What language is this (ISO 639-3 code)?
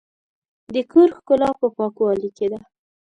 pus